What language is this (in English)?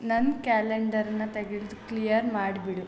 Kannada